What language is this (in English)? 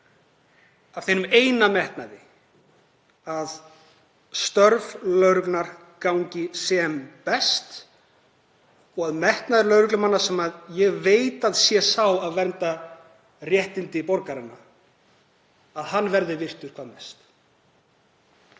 Icelandic